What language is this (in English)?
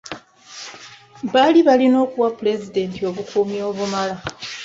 Ganda